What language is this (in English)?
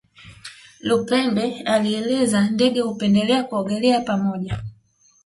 Swahili